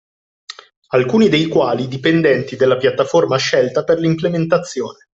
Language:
Italian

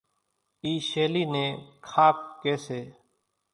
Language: Kachi Koli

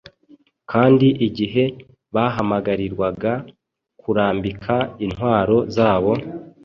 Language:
Kinyarwanda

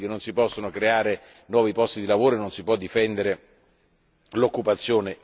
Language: Italian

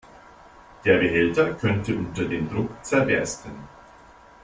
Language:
German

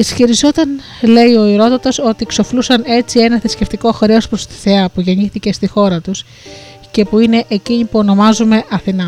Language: Greek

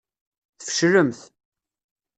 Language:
Kabyle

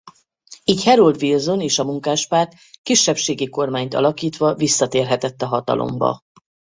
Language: Hungarian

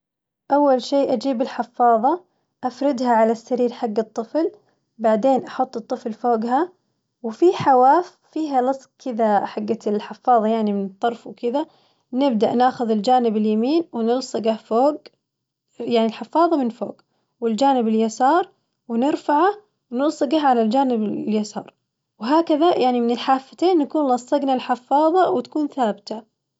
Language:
Najdi Arabic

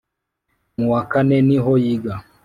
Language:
Kinyarwanda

